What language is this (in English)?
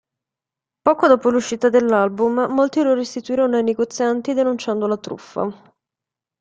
Italian